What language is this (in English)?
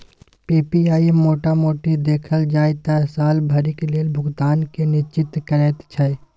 Maithili